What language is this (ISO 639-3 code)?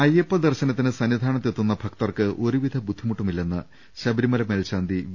mal